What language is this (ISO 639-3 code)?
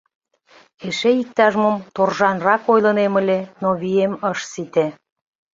chm